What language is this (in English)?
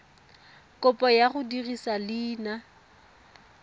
Tswana